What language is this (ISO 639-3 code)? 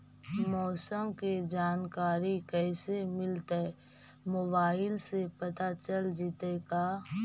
mag